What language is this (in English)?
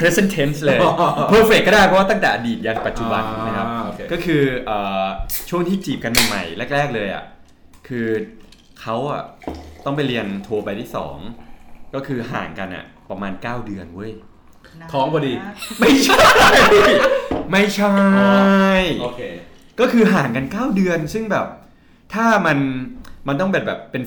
Thai